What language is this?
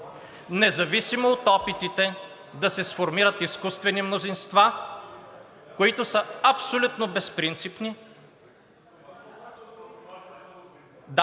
Bulgarian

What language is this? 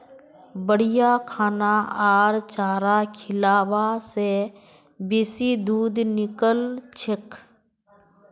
Magahi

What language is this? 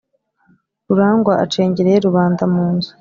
Kinyarwanda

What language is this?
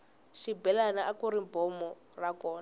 Tsonga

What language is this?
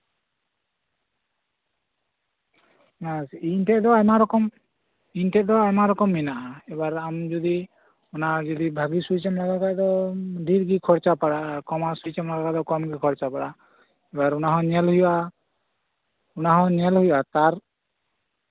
Santali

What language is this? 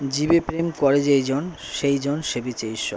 Bangla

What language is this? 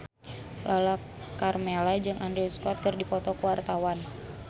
Sundanese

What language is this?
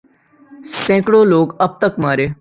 Urdu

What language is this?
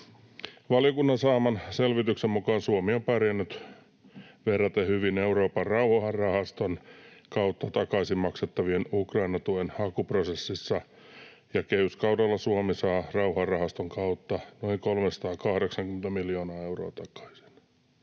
Finnish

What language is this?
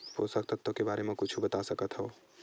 Chhattisgarhi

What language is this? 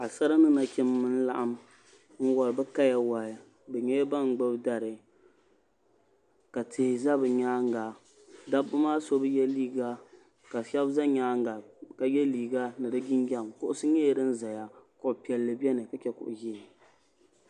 Dagbani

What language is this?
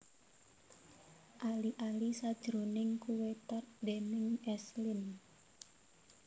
Javanese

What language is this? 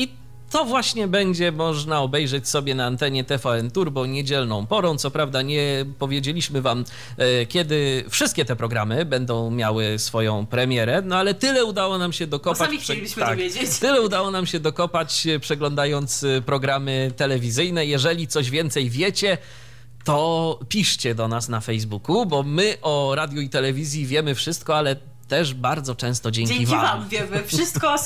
Polish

